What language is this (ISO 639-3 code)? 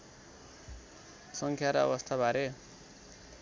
nep